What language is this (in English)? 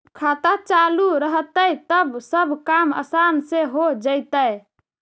Magahi